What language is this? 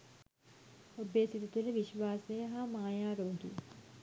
Sinhala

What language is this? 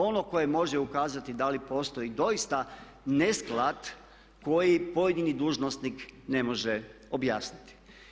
Croatian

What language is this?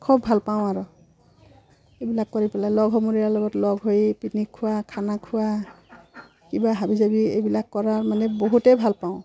Assamese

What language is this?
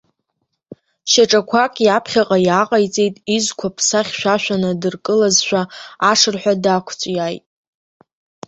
Abkhazian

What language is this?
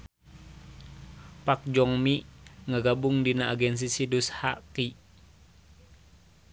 Sundanese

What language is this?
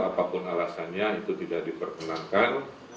Indonesian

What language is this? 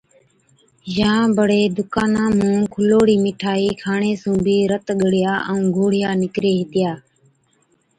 Od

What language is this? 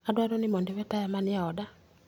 Luo (Kenya and Tanzania)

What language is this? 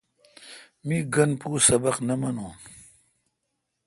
Kalkoti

